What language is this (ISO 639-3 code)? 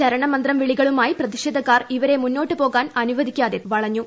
mal